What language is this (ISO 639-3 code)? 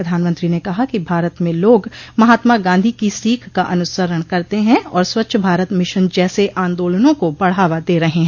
hin